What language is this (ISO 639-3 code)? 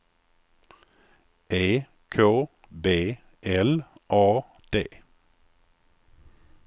swe